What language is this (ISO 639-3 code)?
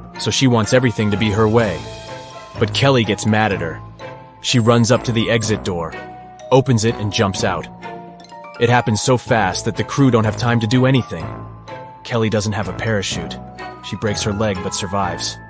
eng